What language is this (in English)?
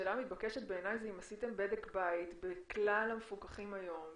Hebrew